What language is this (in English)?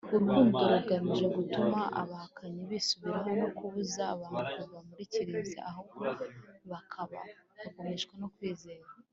Kinyarwanda